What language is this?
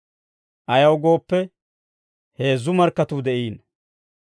Dawro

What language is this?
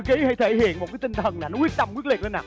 Vietnamese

